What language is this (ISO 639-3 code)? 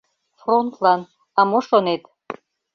chm